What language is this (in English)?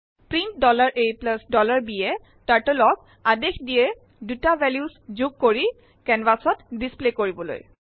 Assamese